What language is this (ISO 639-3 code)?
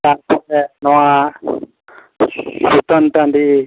sat